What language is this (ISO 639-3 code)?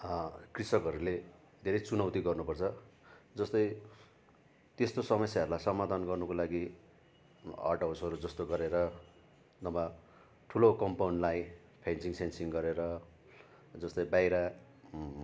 nep